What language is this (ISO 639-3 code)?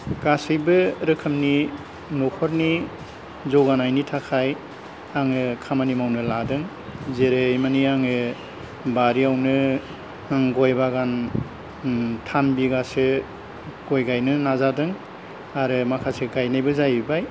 brx